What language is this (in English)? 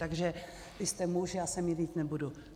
Czech